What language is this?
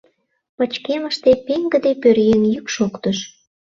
Mari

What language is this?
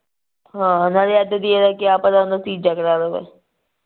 Punjabi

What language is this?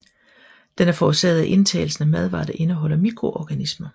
Danish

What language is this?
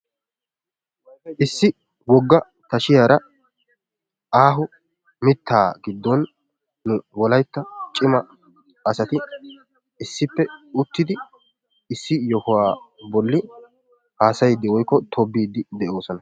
Wolaytta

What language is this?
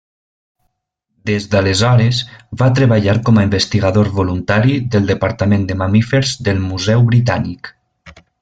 Catalan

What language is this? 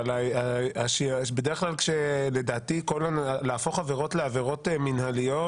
Hebrew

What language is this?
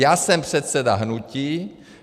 Czech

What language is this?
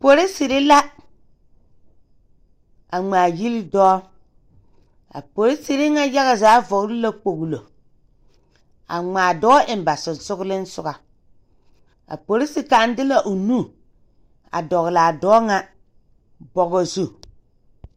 Southern Dagaare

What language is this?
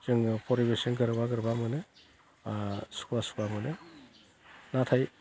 Bodo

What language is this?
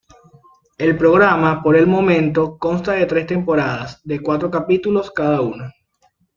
Spanish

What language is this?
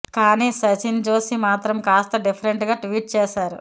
Telugu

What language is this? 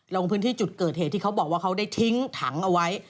Thai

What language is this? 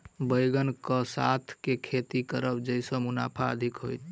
Maithili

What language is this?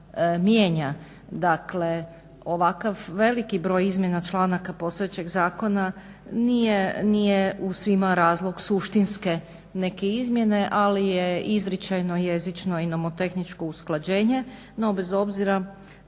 Croatian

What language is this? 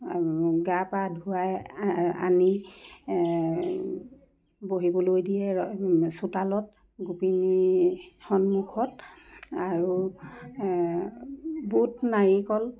Assamese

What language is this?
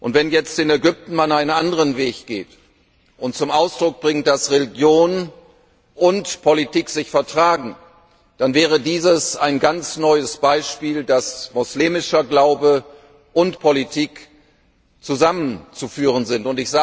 German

